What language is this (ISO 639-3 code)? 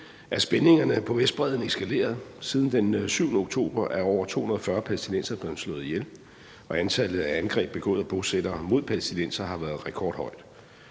dan